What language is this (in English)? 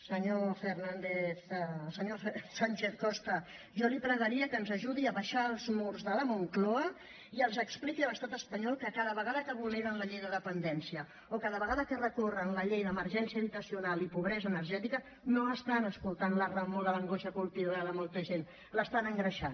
Catalan